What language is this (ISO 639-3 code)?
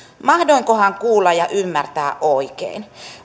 fin